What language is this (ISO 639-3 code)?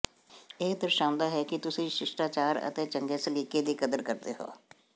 pan